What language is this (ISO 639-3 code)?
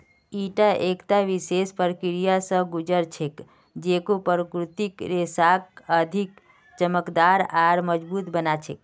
mag